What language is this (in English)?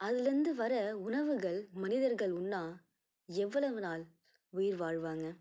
Tamil